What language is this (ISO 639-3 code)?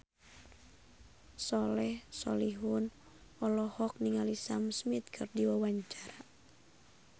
sun